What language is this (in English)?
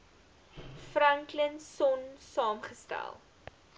Afrikaans